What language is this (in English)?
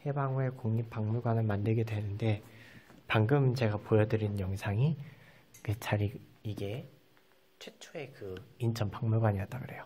Korean